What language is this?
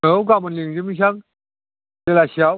Bodo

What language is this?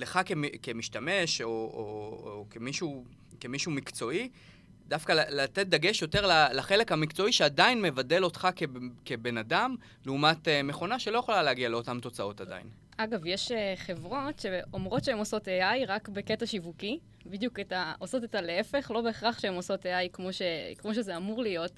Hebrew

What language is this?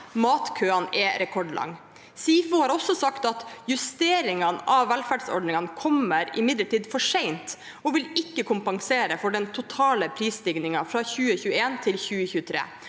Norwegian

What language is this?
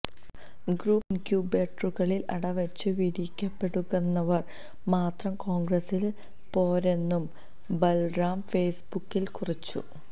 Malayalam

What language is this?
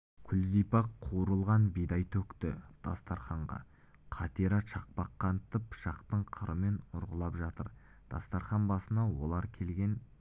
Kazakh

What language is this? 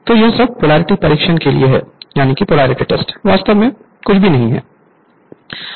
Hindi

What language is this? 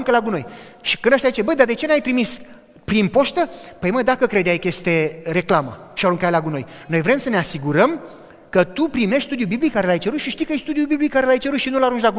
Romanian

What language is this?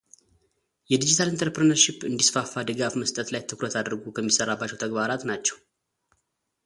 Amharic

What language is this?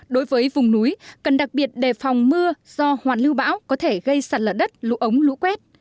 Vietnamese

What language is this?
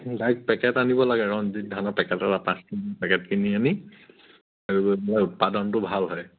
Assamese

